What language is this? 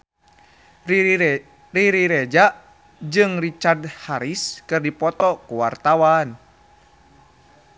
Sundanese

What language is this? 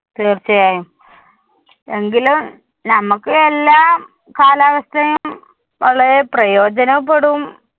Malayalam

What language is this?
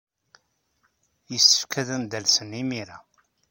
Kabyle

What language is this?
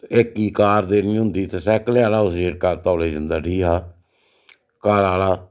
Dogri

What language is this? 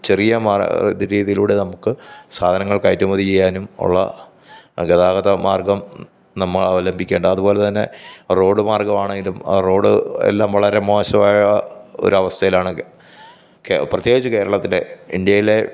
Malayalam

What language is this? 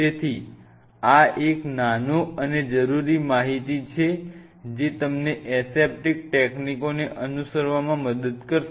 Gujarati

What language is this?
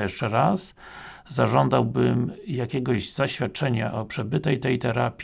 Polish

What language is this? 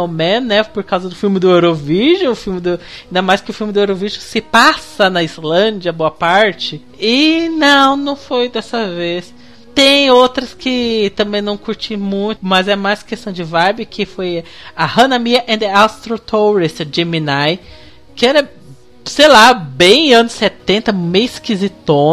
Portuguese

